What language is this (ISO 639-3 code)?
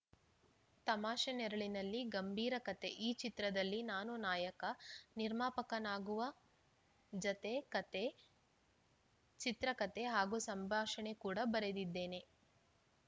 kan